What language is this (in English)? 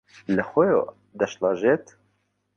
Central Kurdish